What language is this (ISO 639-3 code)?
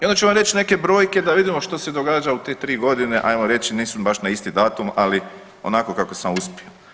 hrv